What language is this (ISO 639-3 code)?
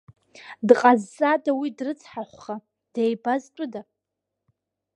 abk